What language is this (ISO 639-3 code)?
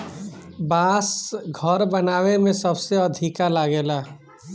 bho